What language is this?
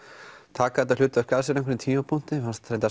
Icelandic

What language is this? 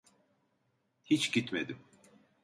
Turkish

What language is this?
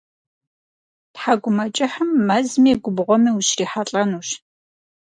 Kabardian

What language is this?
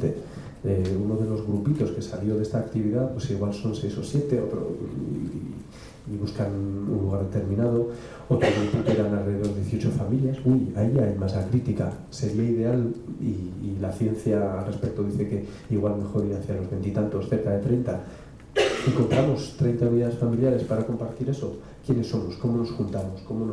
Spanish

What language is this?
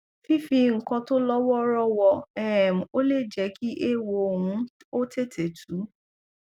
Yoruba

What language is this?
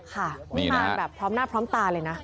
Thai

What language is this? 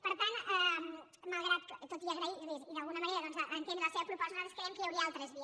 Catalan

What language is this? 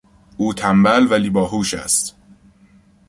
Persian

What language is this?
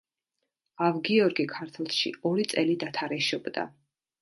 Georgian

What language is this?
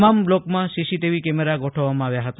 Gujarati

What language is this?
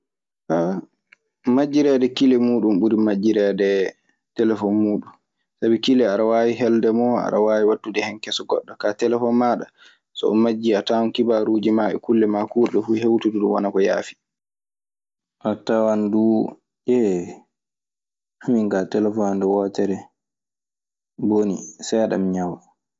Maasina Fulfulde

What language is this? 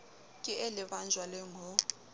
Southern Sotho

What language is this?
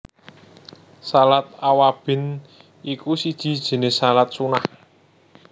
Javanese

